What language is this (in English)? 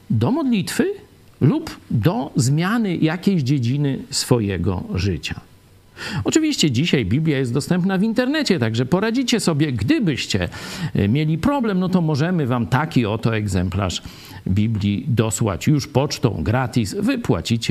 Polish